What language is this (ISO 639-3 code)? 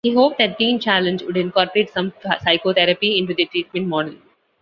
eng